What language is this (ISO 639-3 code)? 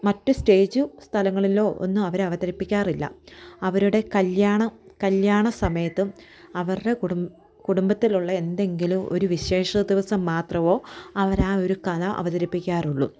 mal